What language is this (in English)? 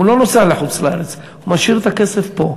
Hebrew